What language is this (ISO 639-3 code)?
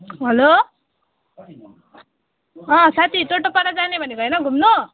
nep